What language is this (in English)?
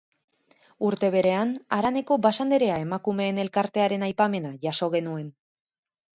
Basque